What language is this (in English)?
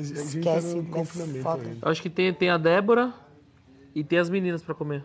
Portuguese